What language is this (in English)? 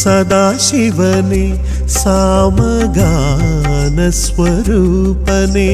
Malayalam